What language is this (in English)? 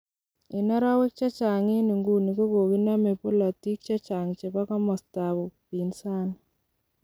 Kalenjin